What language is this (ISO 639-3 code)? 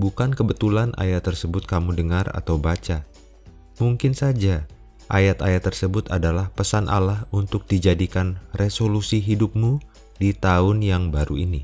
ind